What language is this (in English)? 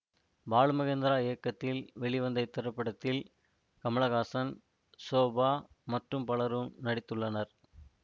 Tamil